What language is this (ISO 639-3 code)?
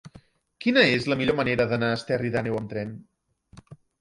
cat